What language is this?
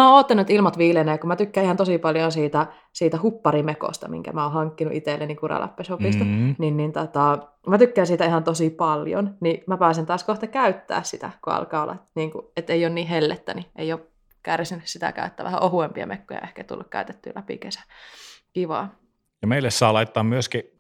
Finnish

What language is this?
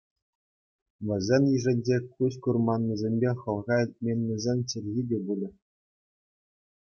Chuvash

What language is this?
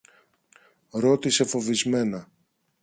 Greek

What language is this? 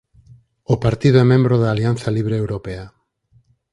Galician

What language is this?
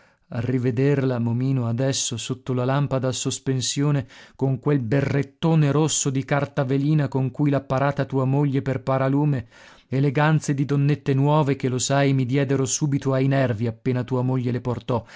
Italian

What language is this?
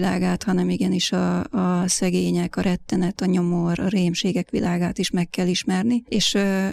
Hungarian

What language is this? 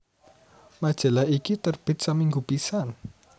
Javanese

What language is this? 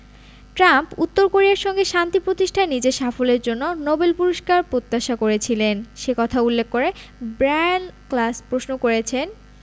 Bangla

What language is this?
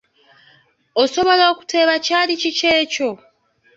Ganda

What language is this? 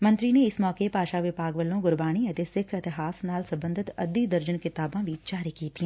Punjabi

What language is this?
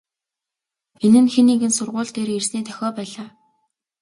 Mongolian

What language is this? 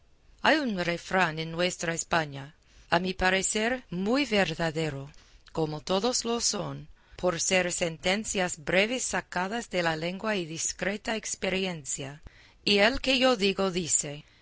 Spanish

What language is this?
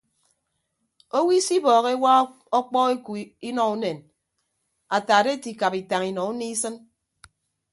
Ibibio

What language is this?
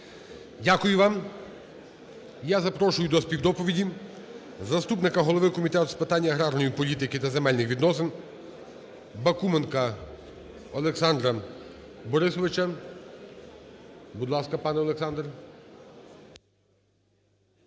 Ukrainian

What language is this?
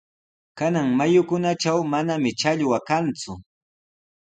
Sihuas Ancash Quechua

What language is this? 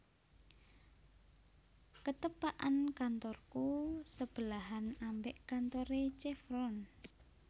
Javanese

